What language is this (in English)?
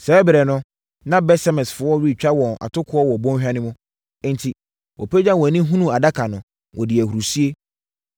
Akan